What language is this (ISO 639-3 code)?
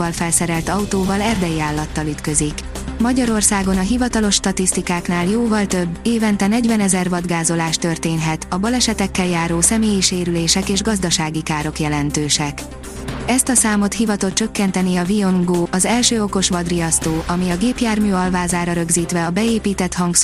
hun